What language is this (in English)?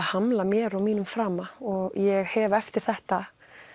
Icelandic